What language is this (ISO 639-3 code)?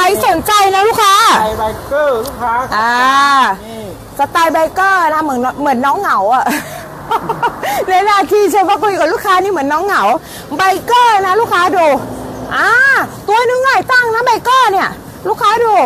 tha